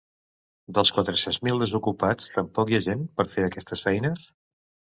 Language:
Catalan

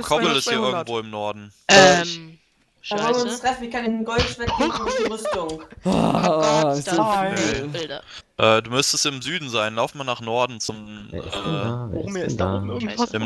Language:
German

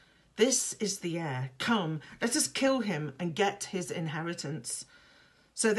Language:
English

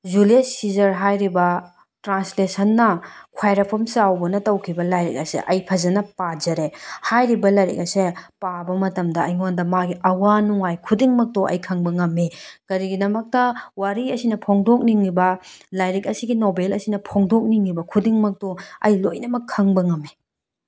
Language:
Manipuri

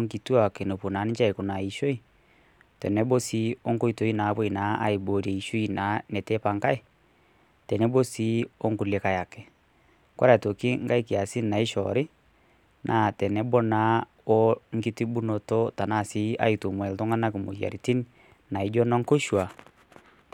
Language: Masai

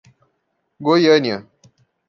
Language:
Portuguese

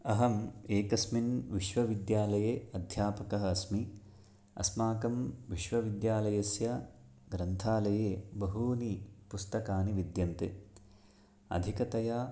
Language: Sanskrit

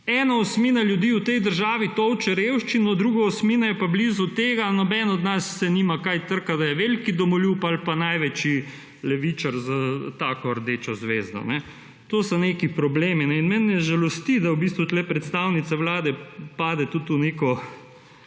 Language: Slovenian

